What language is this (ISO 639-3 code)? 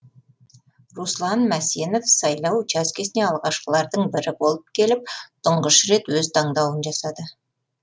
kaz